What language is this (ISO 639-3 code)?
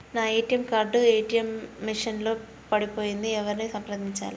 tel